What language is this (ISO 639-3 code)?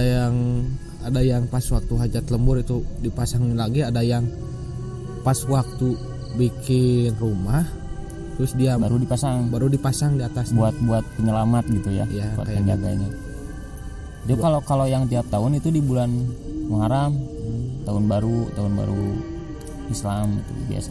ind